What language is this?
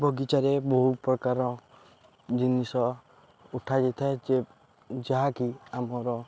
Odia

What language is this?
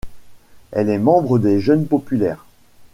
French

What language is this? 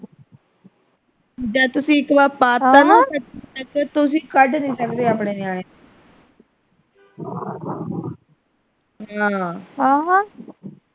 Punjabi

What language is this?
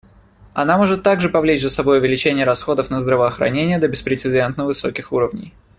Russian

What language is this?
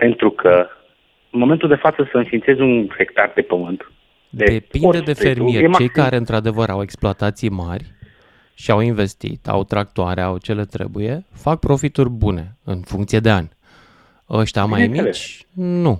Romanian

